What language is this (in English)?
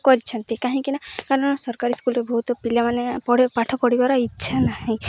Odia